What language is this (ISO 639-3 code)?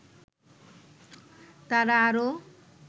ben